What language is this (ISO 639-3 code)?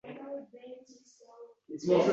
uzb